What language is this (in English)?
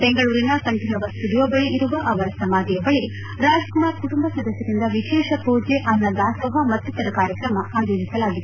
Kannada